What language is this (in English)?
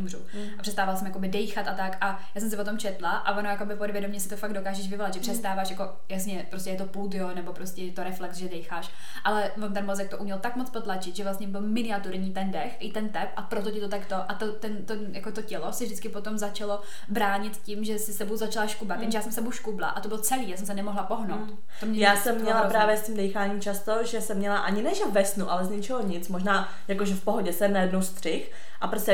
Czech